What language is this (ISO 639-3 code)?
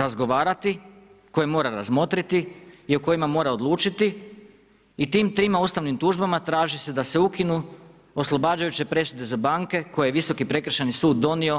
hrv